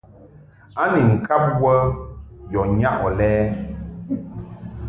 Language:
Mungaka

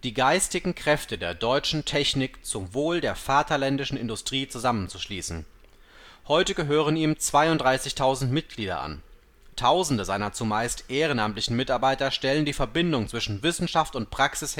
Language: German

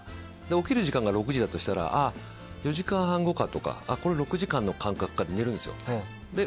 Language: Japanese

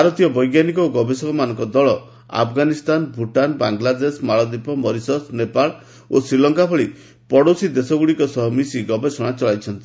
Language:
Odia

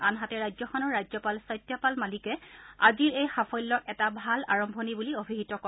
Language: Assamese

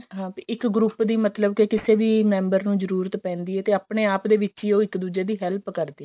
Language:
Punjabi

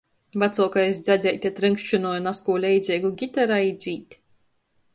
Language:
Latgalian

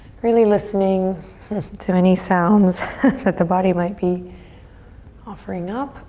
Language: English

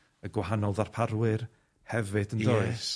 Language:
Welsh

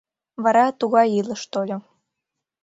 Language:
Mari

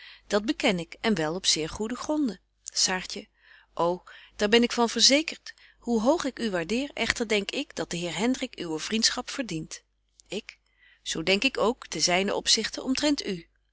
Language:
Dutch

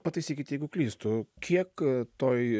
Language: Lithuanian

